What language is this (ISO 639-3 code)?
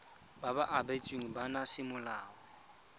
tsn